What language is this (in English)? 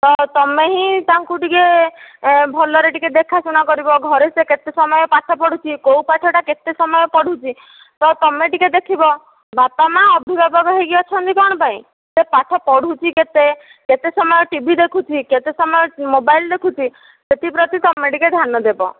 Odia